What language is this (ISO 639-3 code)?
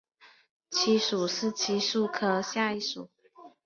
zho